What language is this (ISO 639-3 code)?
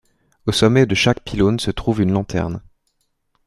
fra